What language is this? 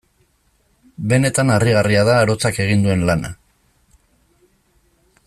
Basque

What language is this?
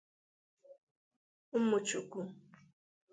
Igbo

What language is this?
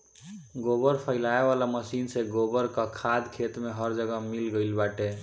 Bhojpuri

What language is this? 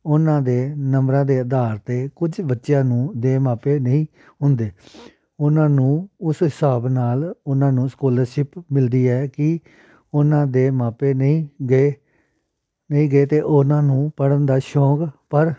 Punjabi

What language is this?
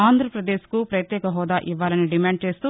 Telugu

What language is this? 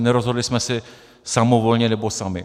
Czech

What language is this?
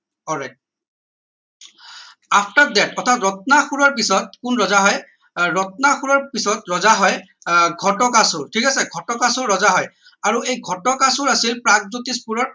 Assamese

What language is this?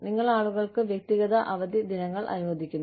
Malayalam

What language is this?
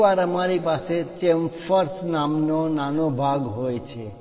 Gujarati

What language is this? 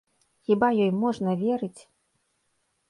Belarusian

